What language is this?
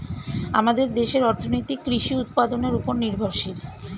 Bangla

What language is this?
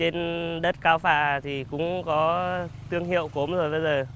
Vietnamese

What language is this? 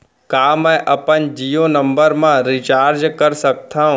Chhattisgarhi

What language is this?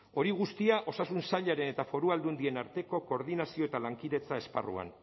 Basque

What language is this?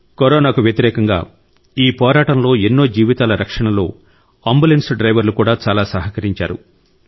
Telugu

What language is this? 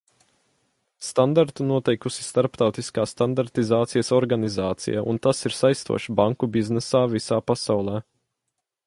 Latvian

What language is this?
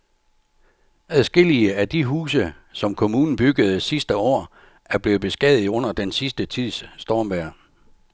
Danish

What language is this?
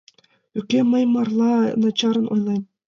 Mari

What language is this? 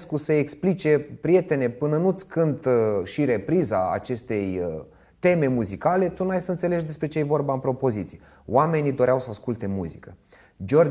Romanian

